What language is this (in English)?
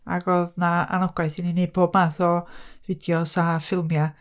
Welsh